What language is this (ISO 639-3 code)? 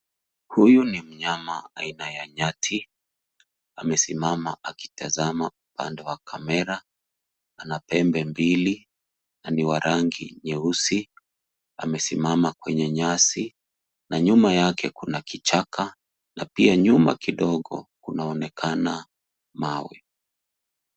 swa